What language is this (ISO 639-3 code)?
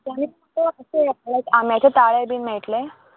kok